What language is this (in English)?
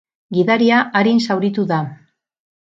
Basque